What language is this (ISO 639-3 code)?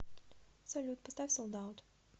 rus